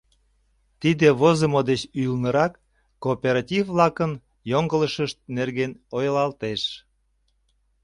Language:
Mari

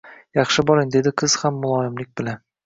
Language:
Uzbek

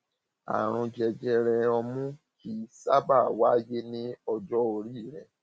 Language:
Yoruba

